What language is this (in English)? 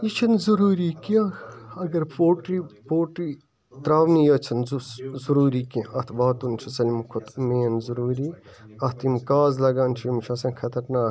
Kashmiri